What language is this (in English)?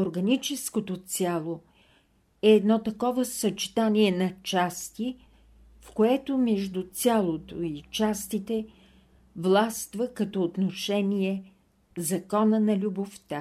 Bulgarian